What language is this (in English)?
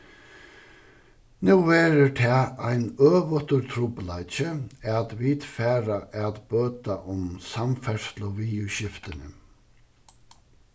Faroese